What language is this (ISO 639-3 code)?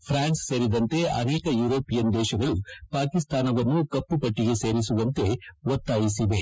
kan